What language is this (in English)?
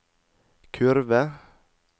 Norwegian